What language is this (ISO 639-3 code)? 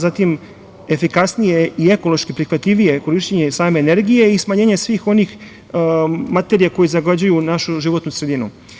srp